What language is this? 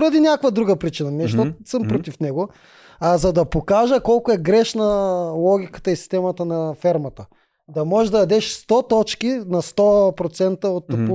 Bulgarian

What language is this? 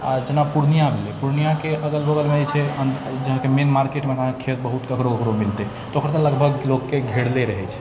Maithili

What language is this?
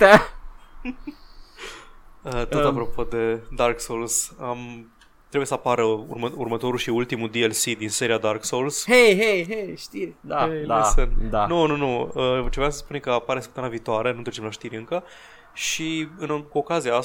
Romanian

